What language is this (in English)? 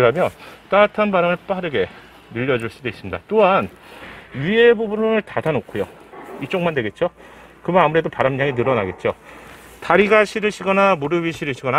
Korean